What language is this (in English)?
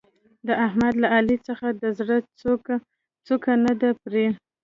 Pashto